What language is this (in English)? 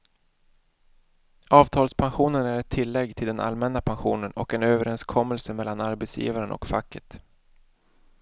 Swedish